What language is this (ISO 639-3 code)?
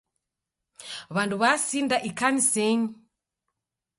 dav